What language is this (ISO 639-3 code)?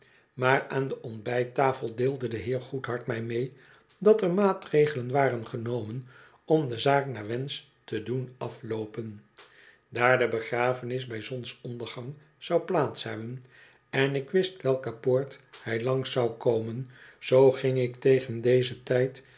nld